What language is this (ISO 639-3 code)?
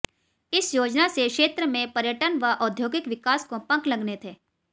hin